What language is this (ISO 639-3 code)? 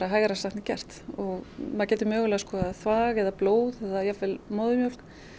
isl